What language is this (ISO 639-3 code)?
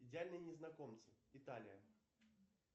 rus